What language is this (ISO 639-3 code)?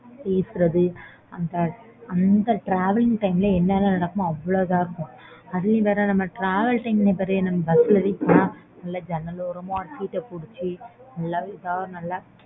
tam